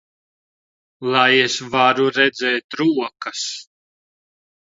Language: Latvian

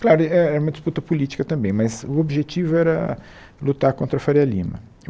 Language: Portuguese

